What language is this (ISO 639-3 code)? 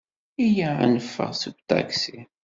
kab